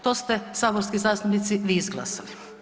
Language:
Croatian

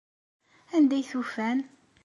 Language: Kabyle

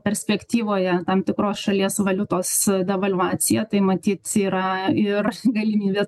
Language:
Lithuanian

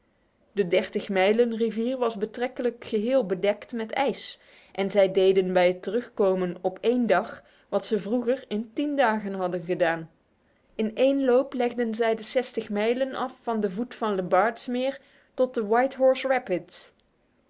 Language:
Dutch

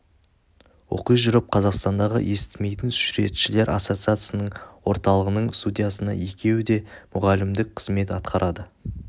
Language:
Kazakh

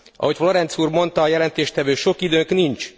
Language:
Hungarian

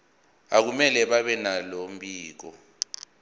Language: Zulu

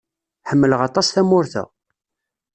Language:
Kabyle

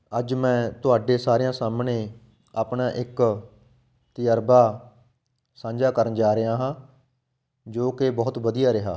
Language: Punjabi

